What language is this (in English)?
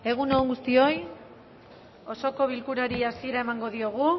Basque